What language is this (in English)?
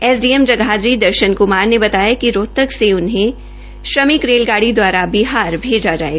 Hindi